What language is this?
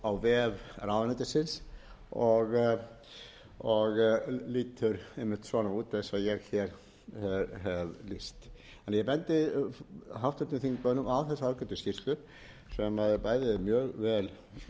Icelandic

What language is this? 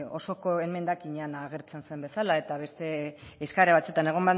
Basque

